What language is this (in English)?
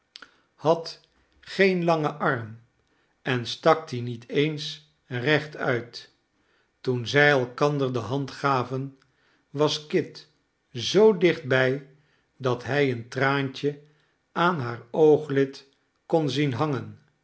Dutch